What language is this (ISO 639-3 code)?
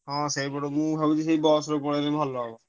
ori